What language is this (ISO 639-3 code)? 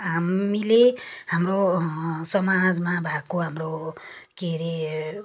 nep